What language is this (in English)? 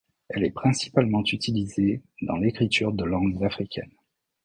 French